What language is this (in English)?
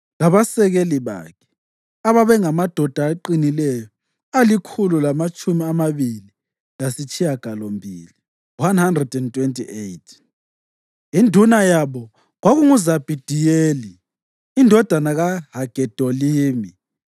North Ndebele